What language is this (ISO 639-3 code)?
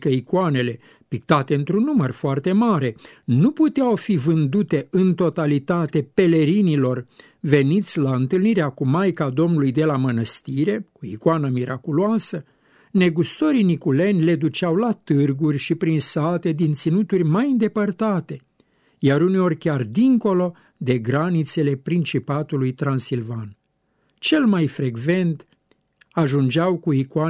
ron